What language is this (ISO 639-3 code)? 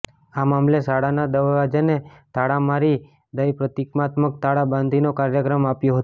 guj